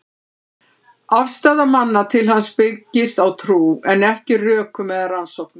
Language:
Icelandic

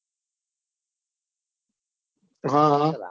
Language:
Gujarati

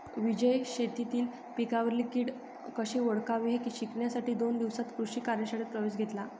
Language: Marathi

